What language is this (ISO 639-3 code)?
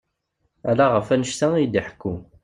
kab